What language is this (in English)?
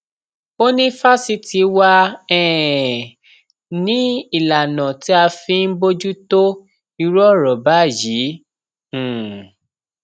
Yoruba